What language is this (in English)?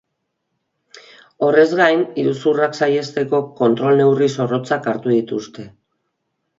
Basque